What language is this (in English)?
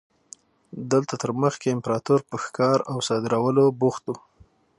Pashto